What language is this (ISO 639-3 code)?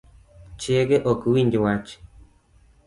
luo